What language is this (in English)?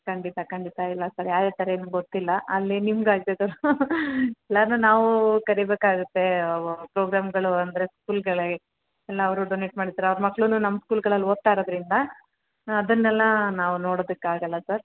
Kannada